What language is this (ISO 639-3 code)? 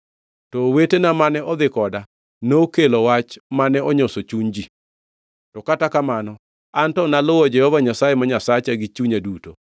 luo